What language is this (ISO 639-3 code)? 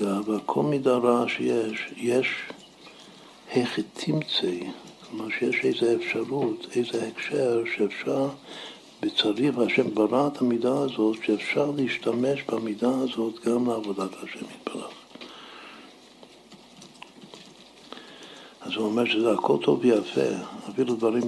heb